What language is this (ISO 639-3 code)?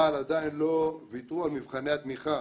heb